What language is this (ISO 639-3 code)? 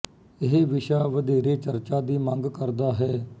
pan